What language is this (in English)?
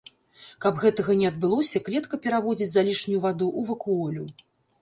Belarusian